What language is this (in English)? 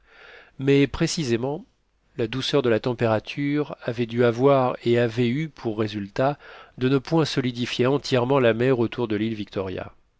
French